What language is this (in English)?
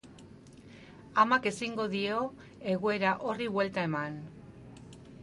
Basque